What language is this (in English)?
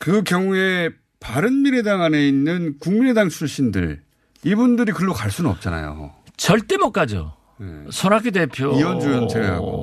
Korean